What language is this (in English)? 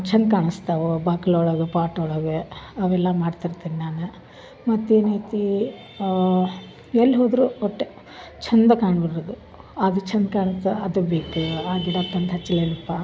Kannada